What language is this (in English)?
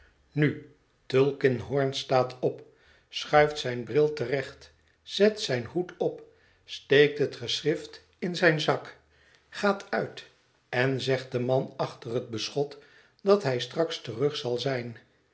Dutch